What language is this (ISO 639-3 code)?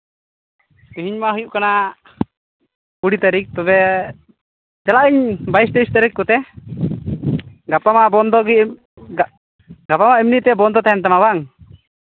sat